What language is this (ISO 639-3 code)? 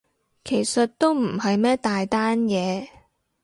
yue